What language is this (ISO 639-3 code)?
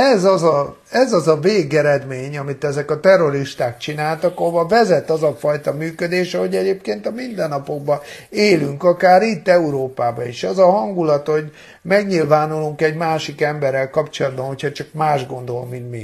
hun